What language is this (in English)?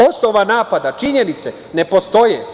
Serbian